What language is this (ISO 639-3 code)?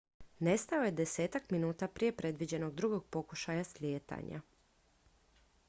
hrv